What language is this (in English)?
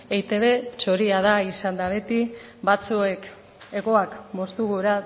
Basque